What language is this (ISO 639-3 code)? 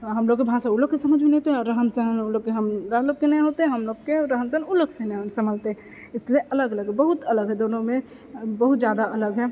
mai